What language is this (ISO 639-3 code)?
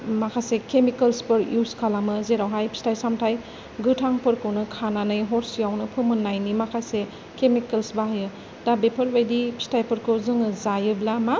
brx